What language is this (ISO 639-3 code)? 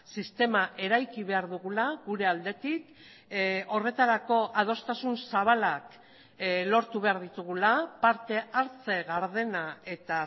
eus